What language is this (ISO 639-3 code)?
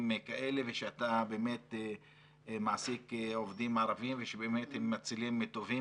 heb